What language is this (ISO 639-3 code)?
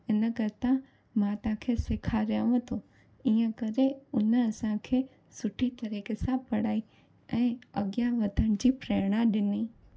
snd